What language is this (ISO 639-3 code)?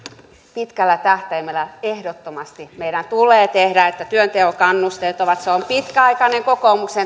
fin